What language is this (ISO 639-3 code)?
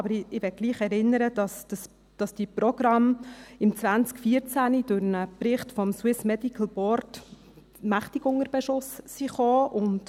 gsw